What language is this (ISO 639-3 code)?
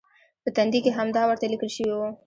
pus